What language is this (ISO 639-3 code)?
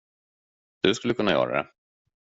swe